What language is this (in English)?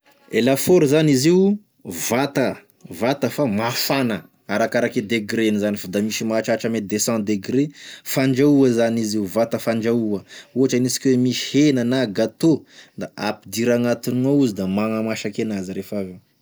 Tesaka Malagasy